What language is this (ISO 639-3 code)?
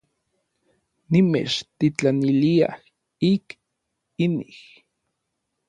nlv